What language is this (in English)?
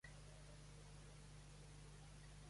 Catalan